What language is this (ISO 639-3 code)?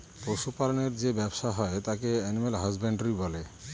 ben